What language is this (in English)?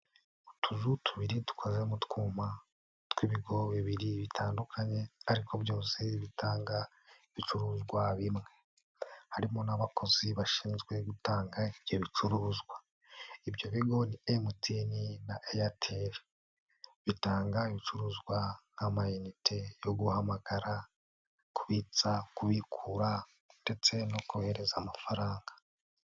Kinyarwanda